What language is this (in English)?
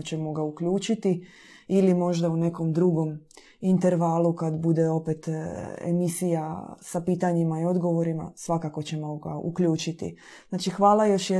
Croatian